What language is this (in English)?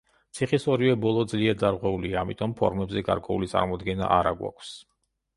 Georgian